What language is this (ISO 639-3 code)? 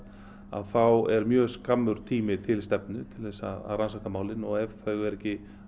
isl